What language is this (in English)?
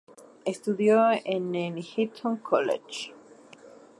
Spanish